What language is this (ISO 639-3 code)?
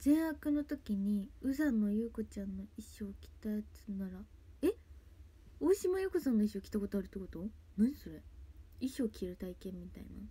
jpn